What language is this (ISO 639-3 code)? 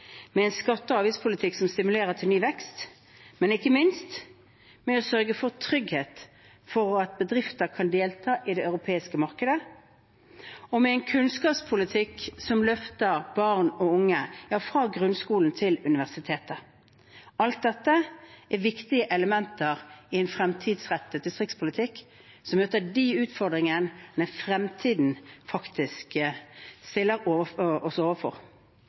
nob